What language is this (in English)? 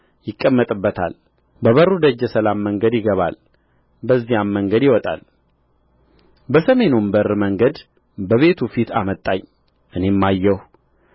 Amharic